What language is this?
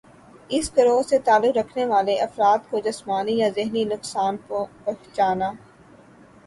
Urdu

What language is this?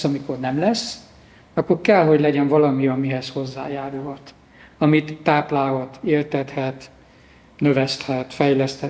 Hungarian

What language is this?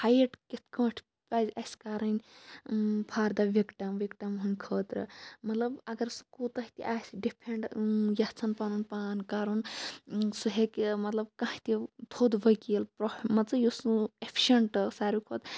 Kashmiri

